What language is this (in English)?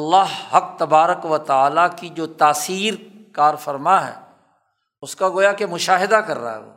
Urdu